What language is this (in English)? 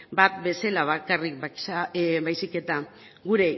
Basque